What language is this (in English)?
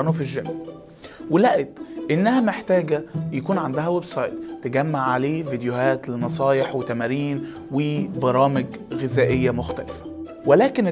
Arabic